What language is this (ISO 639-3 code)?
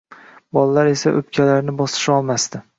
uzb